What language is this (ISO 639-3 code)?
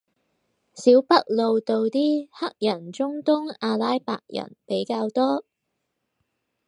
yue